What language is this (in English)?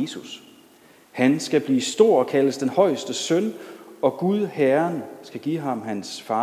Danish